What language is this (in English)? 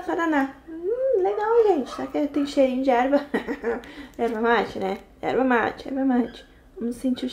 Portuguese